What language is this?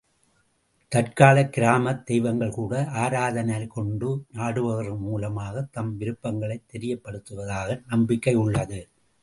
Tamil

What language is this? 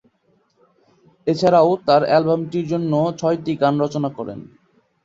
Bangla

